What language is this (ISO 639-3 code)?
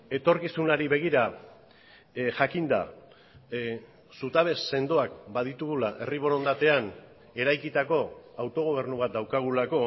eus